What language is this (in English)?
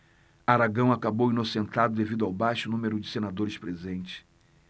Portuguese